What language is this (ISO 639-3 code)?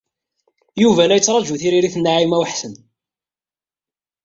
kab